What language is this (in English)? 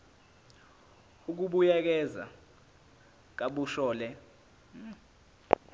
Zulu